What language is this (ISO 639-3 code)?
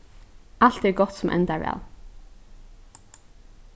fao